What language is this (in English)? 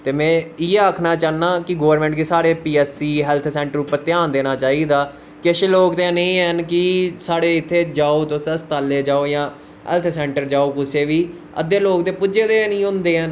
Dogri